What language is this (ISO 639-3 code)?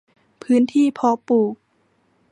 tha